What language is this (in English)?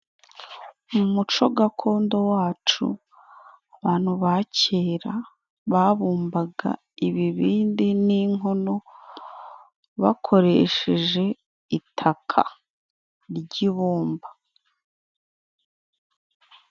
Kinyarwanda